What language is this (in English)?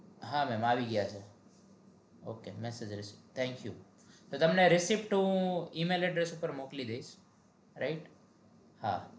Gujarati